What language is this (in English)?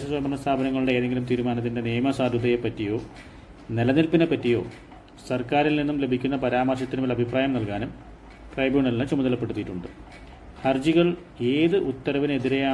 Malayalam